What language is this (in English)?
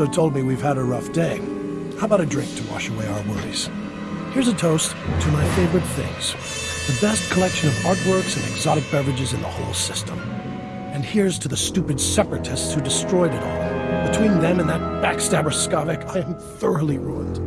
English